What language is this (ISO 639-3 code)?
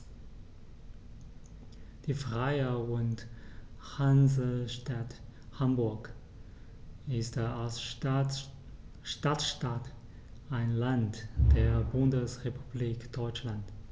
deu